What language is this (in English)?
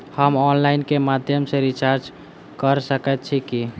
Maithili